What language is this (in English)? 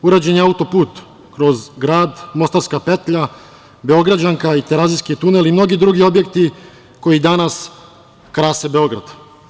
Serbian